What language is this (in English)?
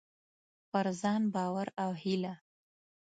Pashto